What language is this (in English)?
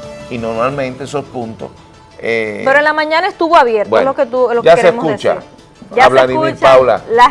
Spanish